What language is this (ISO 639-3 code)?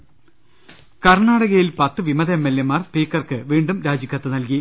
mal